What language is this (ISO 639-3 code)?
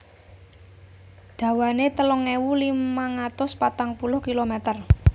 jav